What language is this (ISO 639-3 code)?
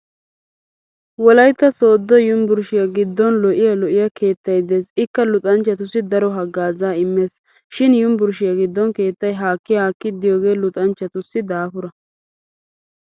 wal